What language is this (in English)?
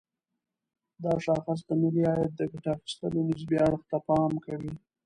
Pashto